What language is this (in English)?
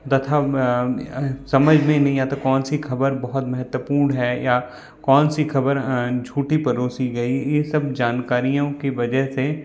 Hindi